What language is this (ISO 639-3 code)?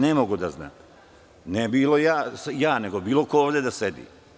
srp